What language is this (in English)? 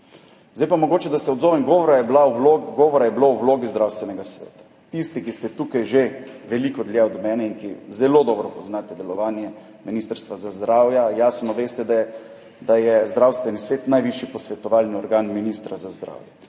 Slovenian